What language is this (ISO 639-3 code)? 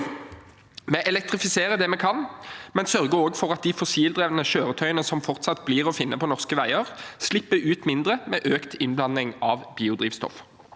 nor